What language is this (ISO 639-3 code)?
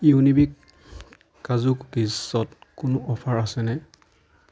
asm